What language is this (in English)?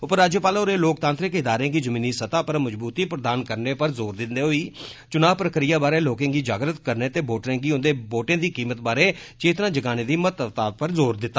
Dogri